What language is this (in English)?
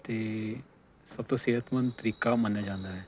Punjabi